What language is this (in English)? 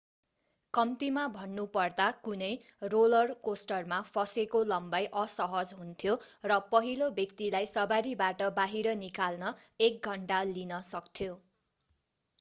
Nepali